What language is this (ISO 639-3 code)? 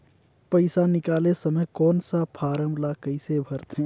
hne